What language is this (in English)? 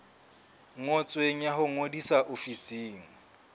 Southern Sotho